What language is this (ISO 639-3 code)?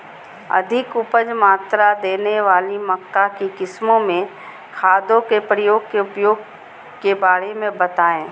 mag